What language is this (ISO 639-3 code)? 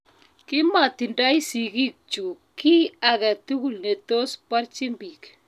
kln